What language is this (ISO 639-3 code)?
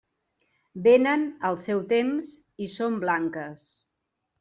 cat